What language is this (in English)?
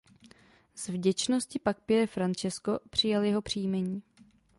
Czech